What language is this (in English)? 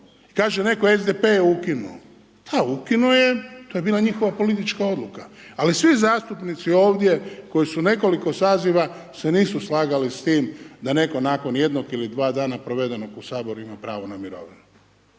Croatian